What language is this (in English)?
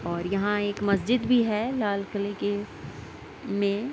Urdu